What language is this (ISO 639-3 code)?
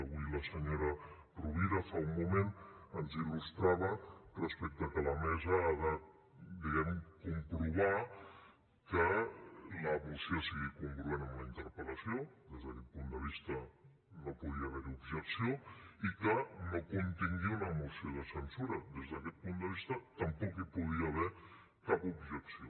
cat